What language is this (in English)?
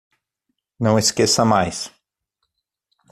Portuguese